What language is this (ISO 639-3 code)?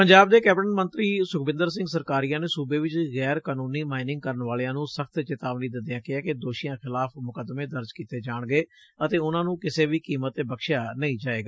pan